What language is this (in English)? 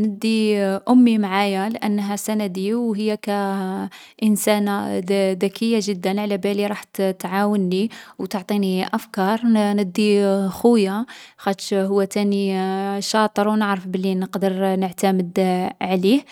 Algerian Arabic